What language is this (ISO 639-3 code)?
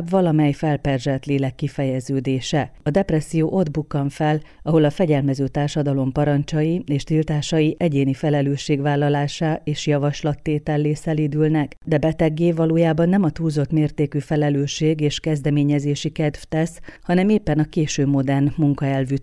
hun